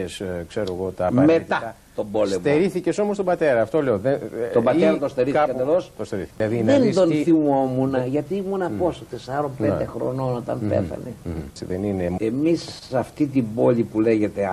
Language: Greek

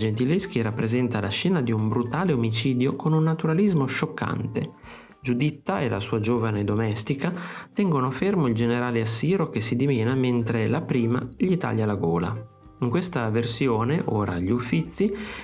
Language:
Italian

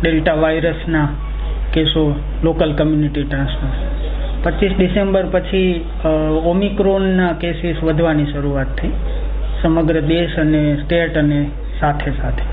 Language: Hindi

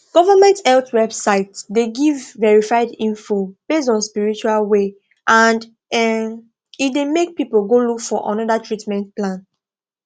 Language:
Nigerian Pidgin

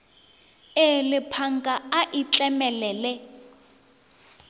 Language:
Northern Sotho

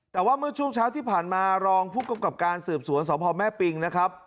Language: Thai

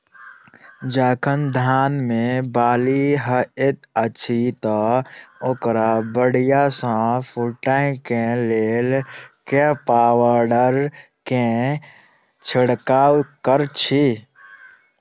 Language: Maithili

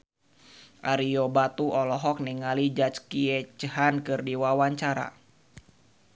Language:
Sundanese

